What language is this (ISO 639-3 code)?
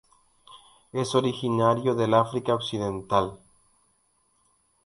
spa